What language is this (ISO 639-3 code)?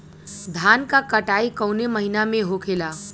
bho